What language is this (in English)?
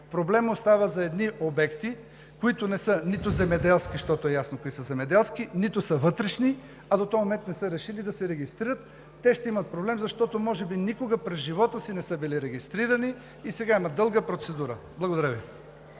Bulgarian